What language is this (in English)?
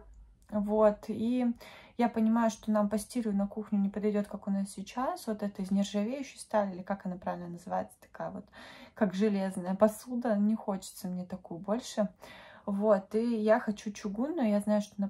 Russian